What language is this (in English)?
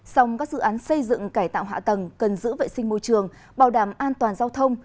Vietnamese